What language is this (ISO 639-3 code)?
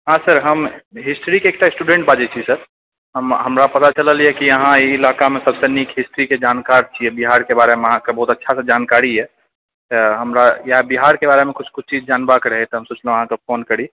mai